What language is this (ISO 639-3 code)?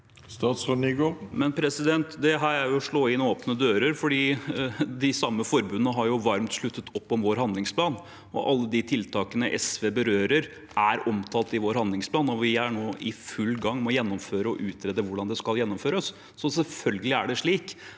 nor